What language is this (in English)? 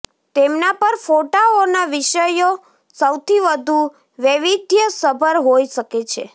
Gujarati